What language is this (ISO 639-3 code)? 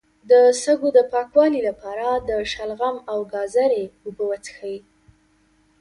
pus